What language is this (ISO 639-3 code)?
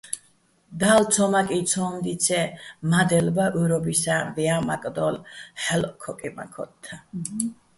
bbl